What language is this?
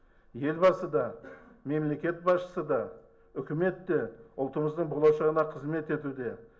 Kazakh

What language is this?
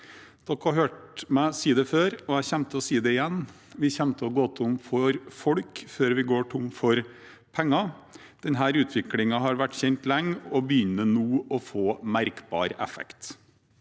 Norwegian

